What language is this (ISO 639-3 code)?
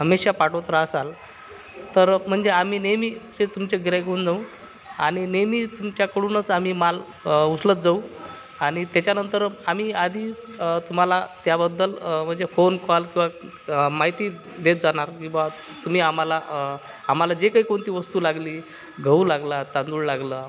mar